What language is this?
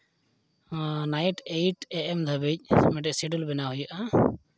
Santali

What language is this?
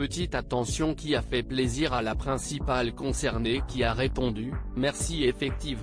French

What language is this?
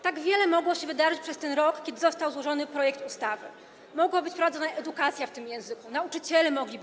Polish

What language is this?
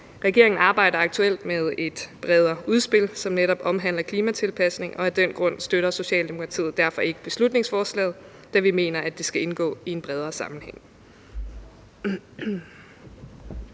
Danish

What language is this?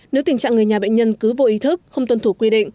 Vietnamese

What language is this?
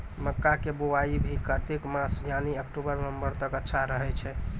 Maithili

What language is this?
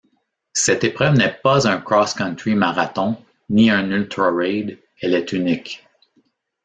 French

